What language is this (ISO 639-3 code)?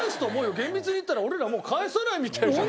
jpn